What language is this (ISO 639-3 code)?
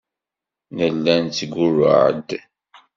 kab